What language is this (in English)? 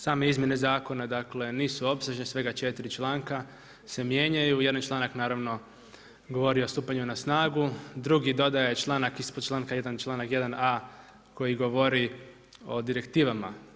Croatian